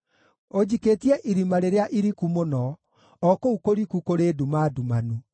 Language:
Kikuyu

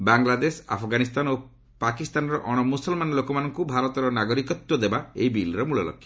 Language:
Odia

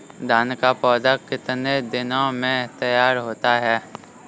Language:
Hindi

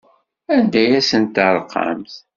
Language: Kabyle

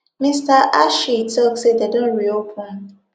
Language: Nigerian Pidgin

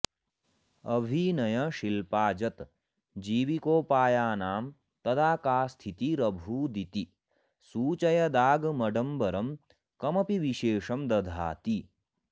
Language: Sanskrit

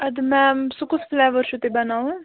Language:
Kashmiri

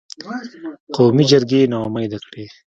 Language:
Pashto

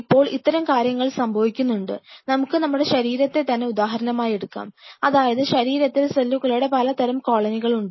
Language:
Malayalam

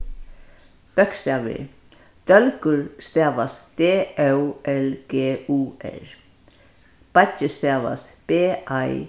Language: Faroese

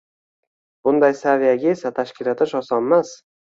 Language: Uzbek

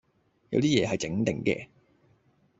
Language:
Cantonese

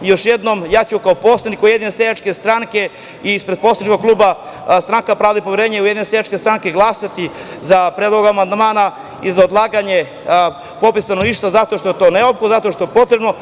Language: Serbian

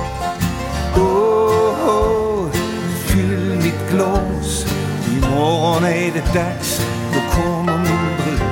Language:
Swedish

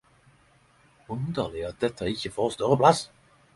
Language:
Norwegian Nynorsk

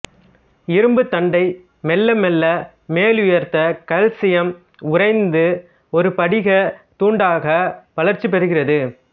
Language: Tamil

